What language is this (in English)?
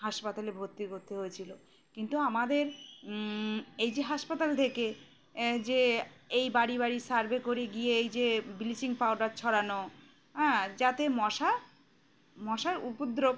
Bangla